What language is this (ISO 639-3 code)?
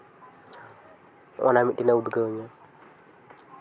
sat